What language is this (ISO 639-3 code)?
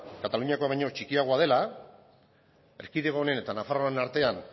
eus